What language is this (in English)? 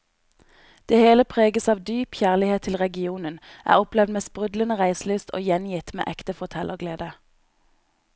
Norwegian